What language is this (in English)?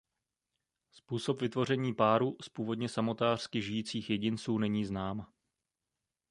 Czech